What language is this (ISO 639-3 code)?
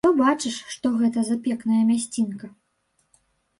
bel